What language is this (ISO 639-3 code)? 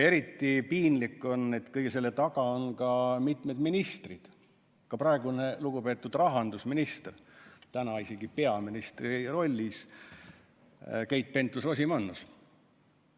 est